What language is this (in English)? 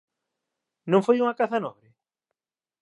Galician